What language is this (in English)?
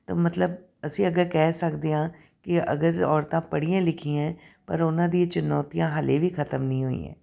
Punjabi